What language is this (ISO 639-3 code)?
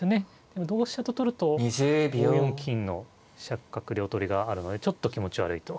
jpn